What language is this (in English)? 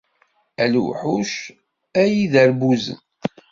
Kabyle